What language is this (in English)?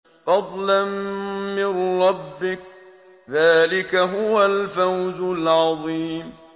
Arabic